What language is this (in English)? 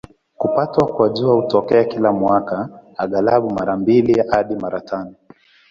Swahili